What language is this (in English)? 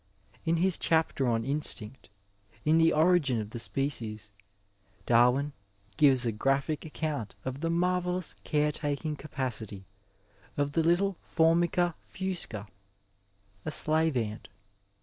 English